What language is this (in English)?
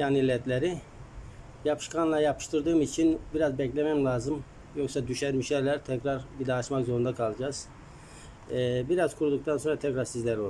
Turkish